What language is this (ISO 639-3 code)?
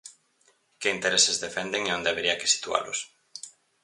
glg